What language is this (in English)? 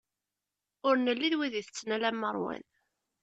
Kabyle